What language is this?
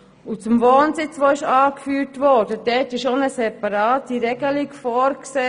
Swiss German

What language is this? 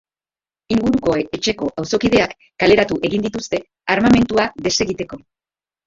Basque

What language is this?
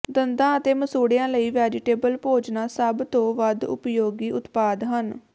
Punjabi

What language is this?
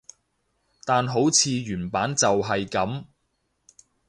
Cantonese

